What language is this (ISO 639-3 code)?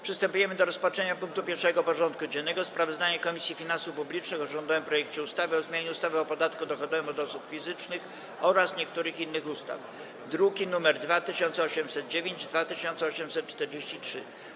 pol